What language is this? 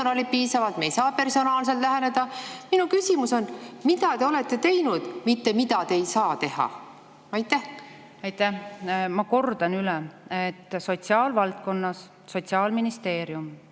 Estonian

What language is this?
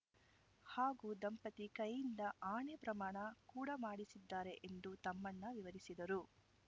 Kannada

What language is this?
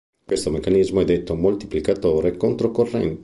Italian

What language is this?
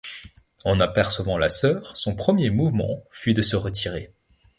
French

